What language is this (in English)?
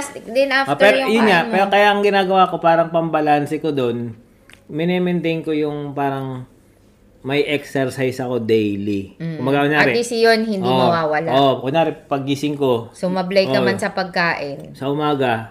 Filipino